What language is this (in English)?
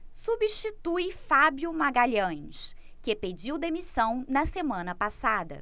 Portuguese